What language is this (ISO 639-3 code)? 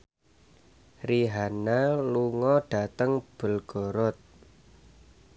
jav